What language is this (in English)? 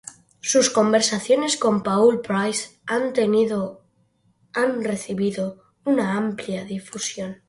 Spanish